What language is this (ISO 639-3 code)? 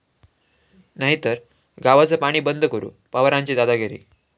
mar